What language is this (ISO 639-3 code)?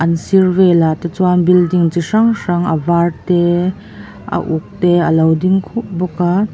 lus